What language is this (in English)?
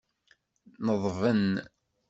Kabyle